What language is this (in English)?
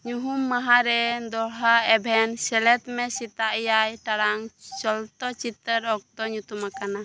Santali